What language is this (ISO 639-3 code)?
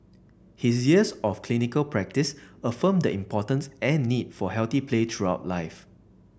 eng